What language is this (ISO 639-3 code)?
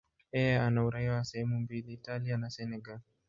swa